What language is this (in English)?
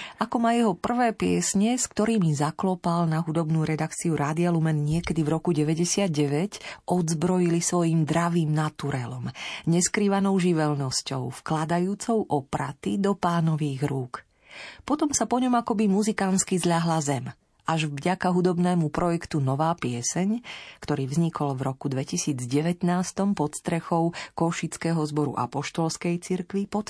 Slovak